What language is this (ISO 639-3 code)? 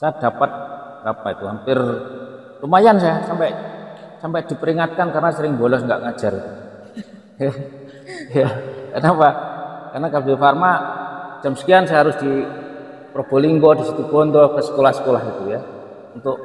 ind